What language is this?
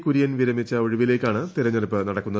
Malayalam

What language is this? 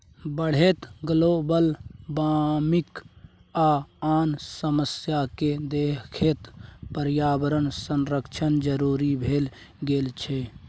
Maithili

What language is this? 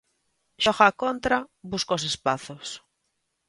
Galician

